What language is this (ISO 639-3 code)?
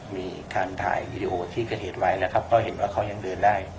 tha